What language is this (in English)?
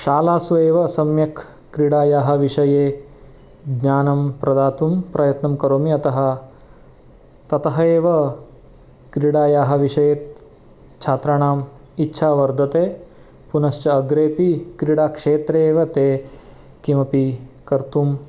Sanskrit